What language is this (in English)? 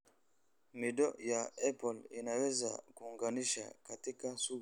Somali